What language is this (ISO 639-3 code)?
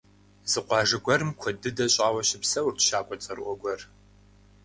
kbd